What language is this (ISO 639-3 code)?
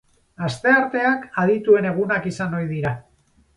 eus